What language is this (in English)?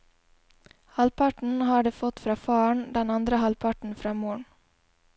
Norwegian